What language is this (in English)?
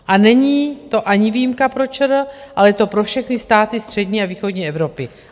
Czech